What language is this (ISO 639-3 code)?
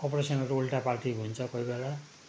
nep